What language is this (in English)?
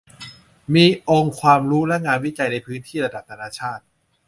Thai